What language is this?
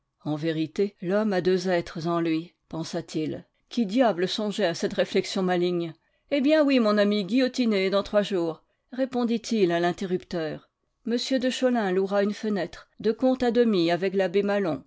French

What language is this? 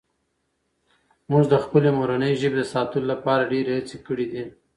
Pashto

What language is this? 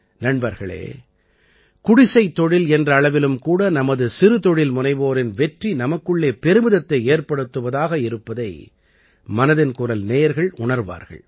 Tamil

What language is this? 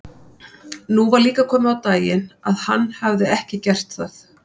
Icelandic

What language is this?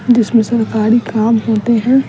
Hindi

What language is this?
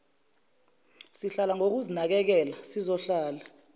Zulu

